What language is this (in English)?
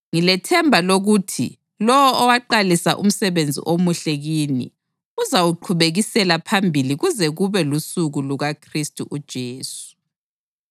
North Ndebele